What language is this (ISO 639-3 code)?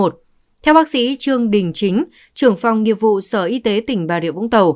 vie